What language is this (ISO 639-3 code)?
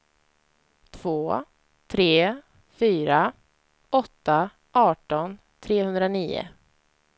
swe